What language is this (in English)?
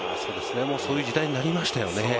Japanese